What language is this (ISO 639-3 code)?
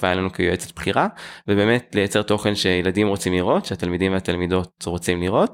heb